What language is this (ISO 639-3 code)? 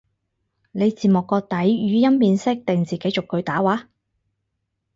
yue